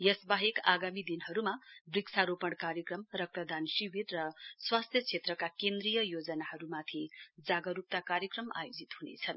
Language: Nepali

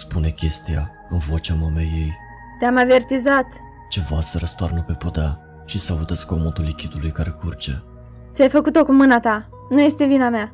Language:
Romanian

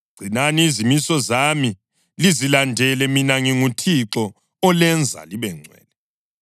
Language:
North Ndebele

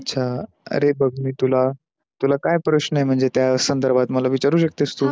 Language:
Marathi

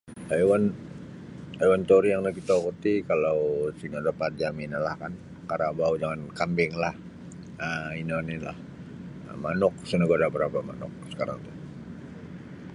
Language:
Sabah Bisaya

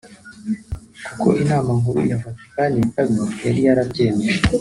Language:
Kinyarwanda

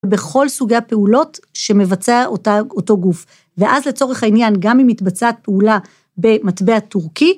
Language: Hebrew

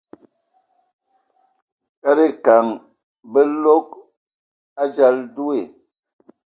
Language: Ewondo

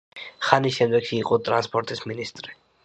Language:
Georgian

